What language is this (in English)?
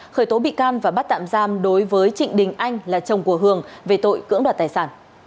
Vietnamese